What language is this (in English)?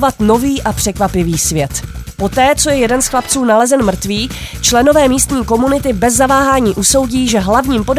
Czech